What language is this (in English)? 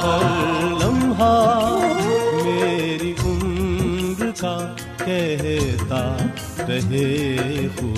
Urdu